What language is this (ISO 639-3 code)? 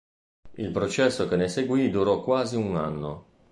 ita